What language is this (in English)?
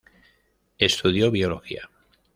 Spanish